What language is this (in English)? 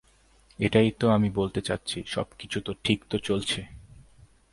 Bangla